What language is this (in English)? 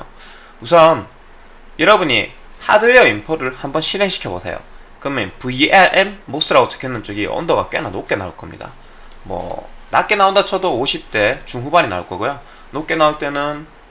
Korean